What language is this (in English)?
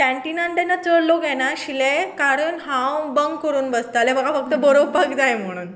Konkani